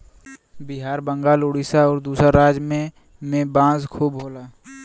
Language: Bhojpuri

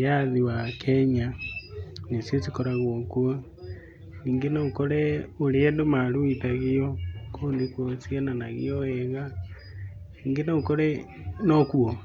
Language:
Kikuyu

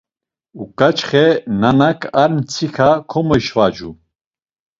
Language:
Laz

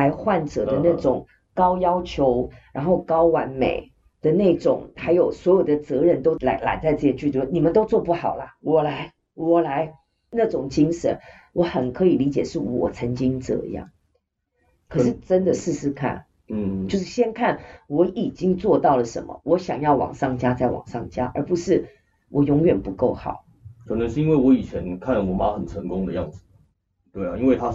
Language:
Chinese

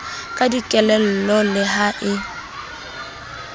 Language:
Southern Sotho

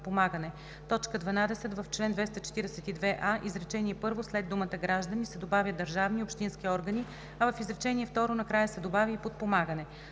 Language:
Bulgarian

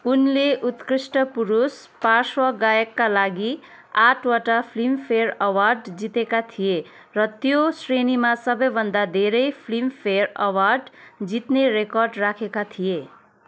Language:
Nepali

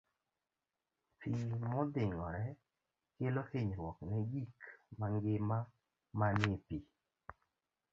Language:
Luo (Kenya and Tanzania)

